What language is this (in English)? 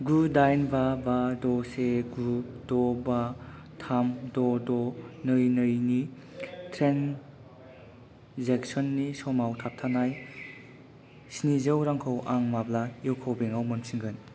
Bodo